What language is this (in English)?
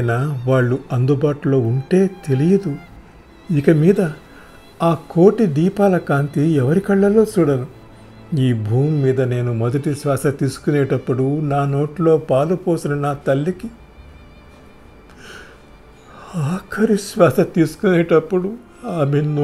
Hindi